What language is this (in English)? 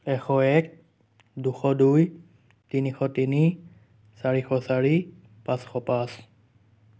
Assamese